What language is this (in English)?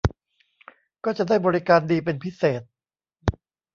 Thai